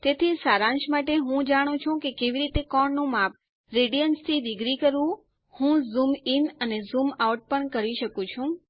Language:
Gujarati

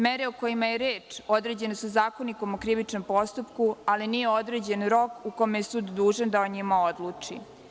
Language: Serbian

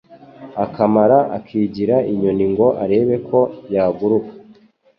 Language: Kinyarwanda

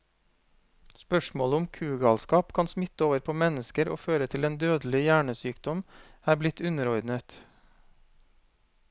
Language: Norwegian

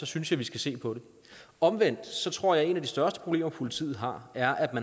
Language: Danish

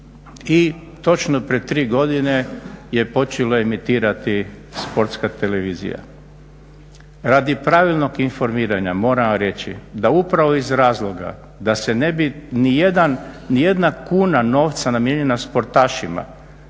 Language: Croatian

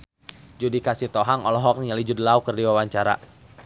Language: Sundanese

